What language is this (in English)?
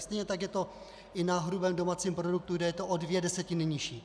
Czech